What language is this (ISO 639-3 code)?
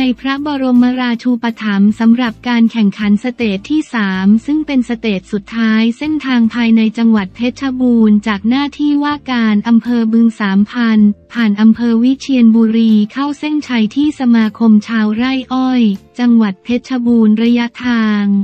tha